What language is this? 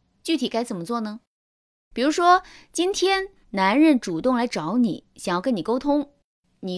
Chinese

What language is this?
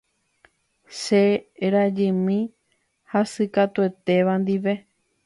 Guarani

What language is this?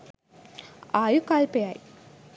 Sinhala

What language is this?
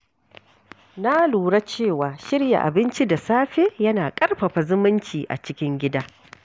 Hausa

